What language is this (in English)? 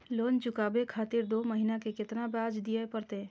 Maithili